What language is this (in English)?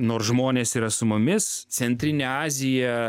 Lithuanian